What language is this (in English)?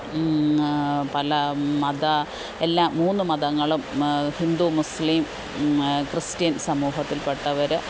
Malayalam